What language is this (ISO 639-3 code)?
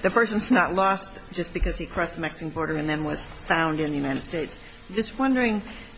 eng